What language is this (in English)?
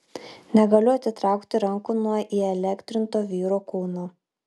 Lithuanian